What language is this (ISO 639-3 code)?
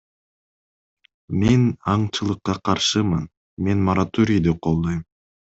kir